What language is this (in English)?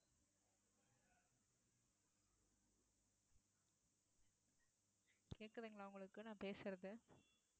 Tamil